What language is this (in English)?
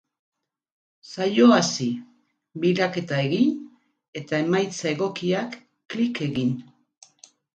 Basque